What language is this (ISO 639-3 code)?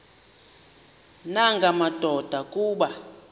xho